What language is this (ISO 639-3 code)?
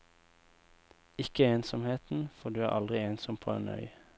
nor